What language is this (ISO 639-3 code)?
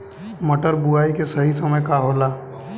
bho